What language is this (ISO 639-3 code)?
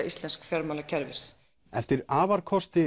isl